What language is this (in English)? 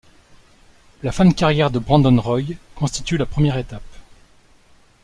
French